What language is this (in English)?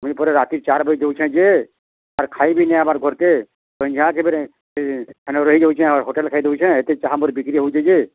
Odia